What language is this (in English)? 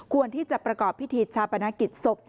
Thai